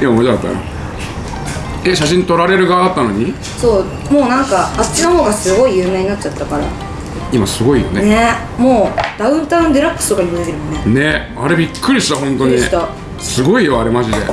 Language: Japanese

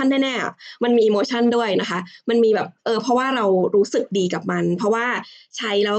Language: Thai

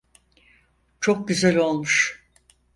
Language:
Turkish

